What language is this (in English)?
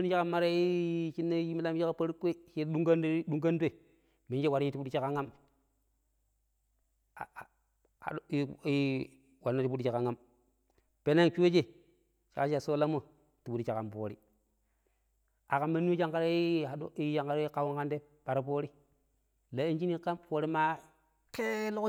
Pero